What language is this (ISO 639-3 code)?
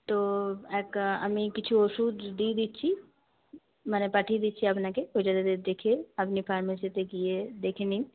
ben